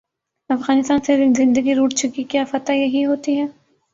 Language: Urdu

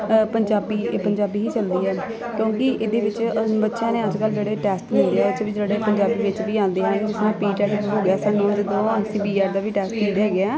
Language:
Punjabi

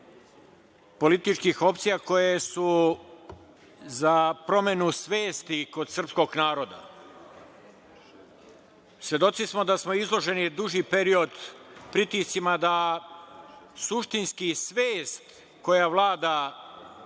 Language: Serbian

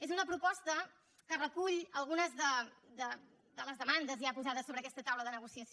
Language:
Catalan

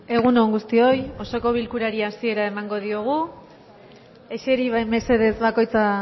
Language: Basque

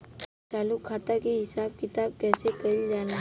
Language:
Bhojpuri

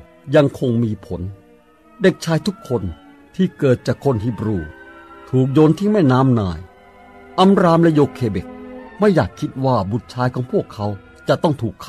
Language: Thai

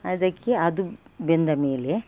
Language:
Kannada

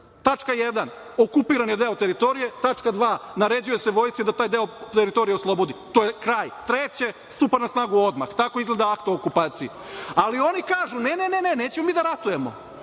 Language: Serbian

